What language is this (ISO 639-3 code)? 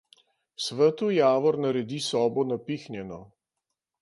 slv